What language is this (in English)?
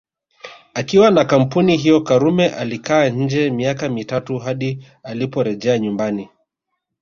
Swahili